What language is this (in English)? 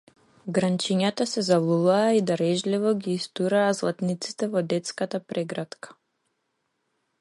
Macedonian